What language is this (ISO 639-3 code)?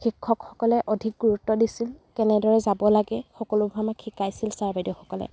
asm